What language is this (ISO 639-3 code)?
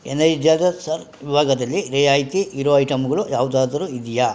kan